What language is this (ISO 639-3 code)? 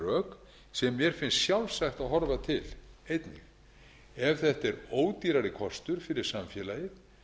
isl